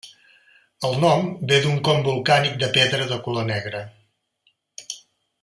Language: Catalan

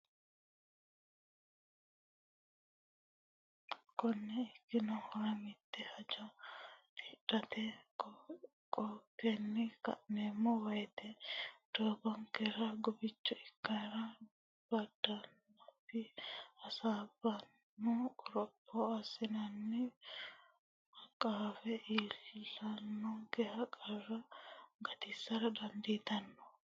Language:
Sidamo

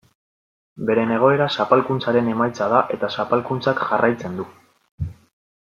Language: Basque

